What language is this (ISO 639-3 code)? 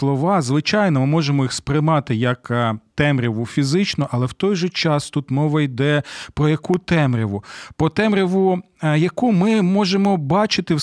ukr